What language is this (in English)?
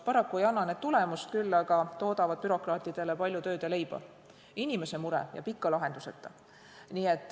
Estonian